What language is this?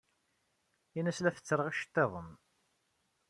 Kabyle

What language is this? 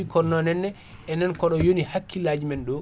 Fula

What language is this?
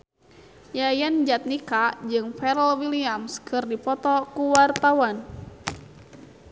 Sundanese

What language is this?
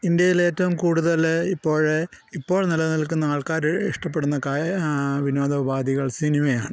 Malayalam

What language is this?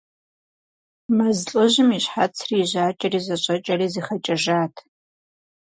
Kabardian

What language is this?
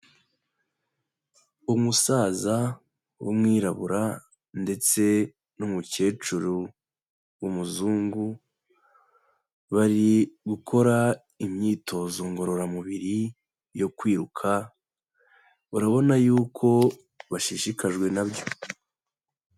Kinyarwanda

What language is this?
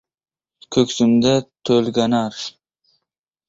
Uzbek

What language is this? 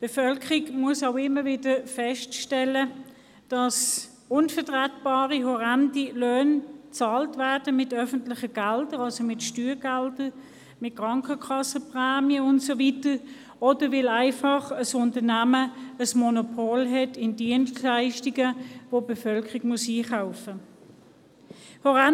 Swiss German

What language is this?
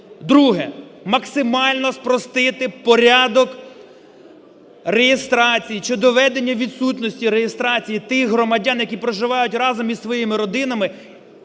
Ukrainian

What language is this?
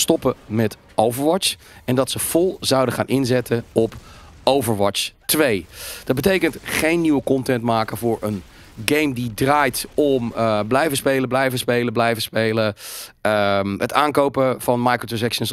Dutch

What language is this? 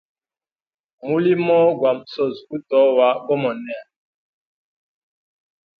Hemba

